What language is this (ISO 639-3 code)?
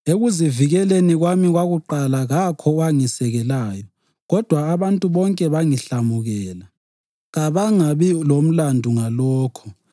nde